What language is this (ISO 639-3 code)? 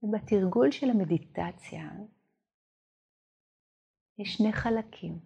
heb